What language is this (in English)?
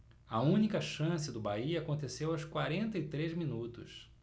Portuguese